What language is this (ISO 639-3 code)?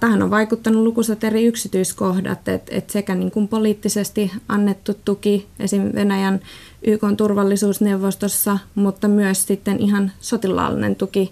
fin